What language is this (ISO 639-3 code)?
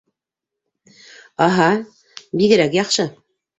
bak